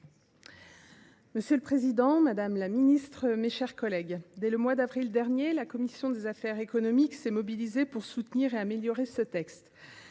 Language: French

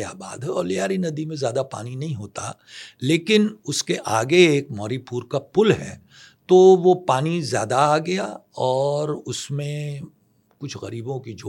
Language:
Urdu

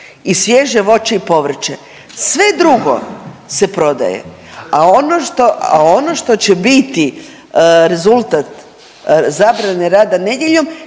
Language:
Croatian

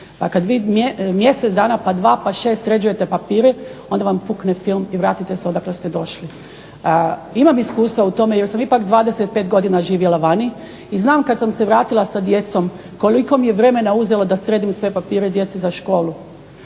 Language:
Croatian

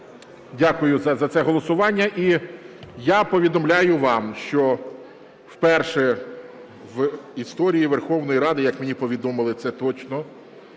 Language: Ukrainian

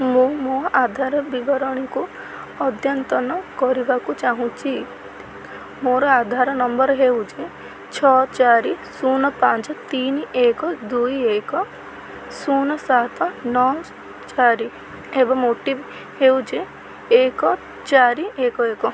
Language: Odia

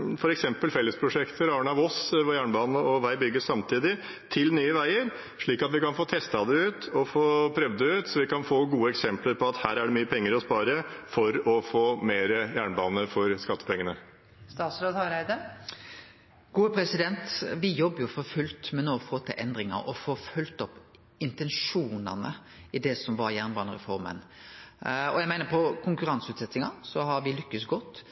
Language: Norwegian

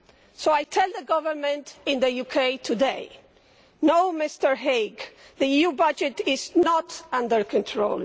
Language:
English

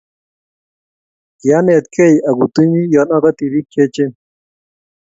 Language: Kalenjin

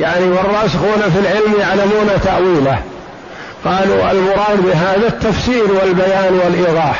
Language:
Arabic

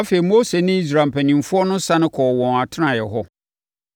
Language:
Akan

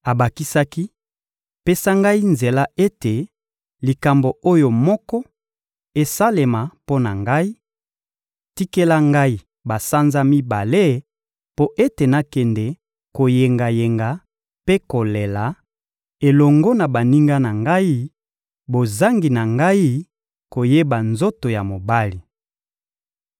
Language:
Lingala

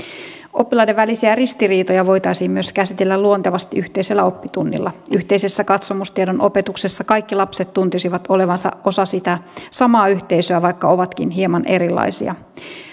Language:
Finnish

